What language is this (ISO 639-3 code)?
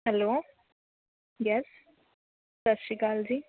pan